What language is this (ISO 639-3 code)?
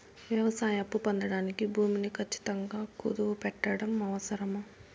tel